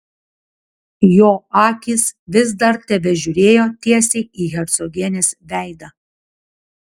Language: Lithuanian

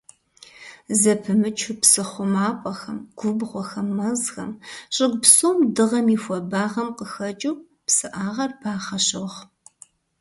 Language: Kabardian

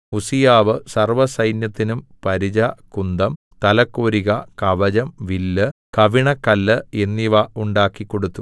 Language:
Malayalam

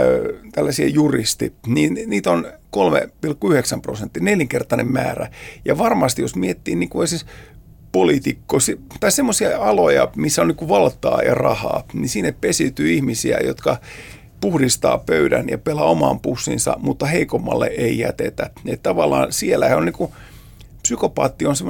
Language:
Finnish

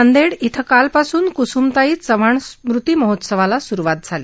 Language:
Marathi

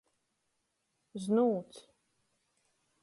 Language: Latgalian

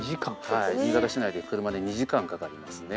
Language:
Japanese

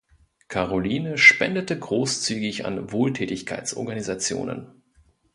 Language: German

